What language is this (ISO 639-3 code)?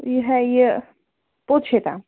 kas